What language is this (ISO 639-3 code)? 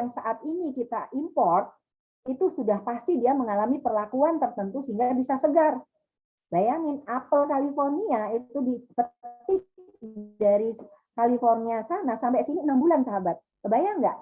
ind